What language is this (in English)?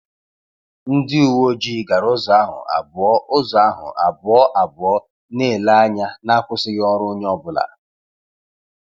Igbo